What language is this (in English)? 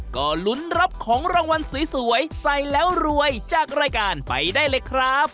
Thai